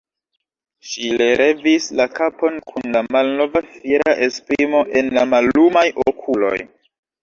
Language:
Esperanto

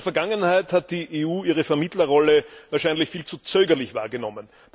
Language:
German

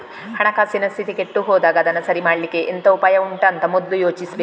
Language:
Kannada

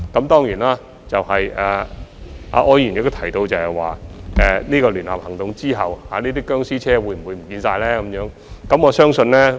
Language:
Cantonese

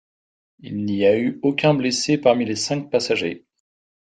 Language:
French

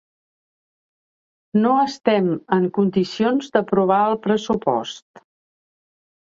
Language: Catalan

